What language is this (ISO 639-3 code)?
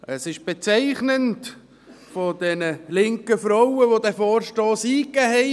gsw